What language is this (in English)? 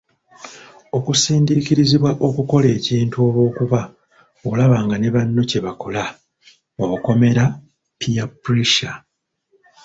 Ganda